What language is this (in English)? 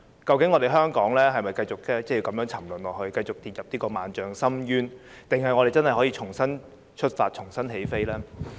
Cantonese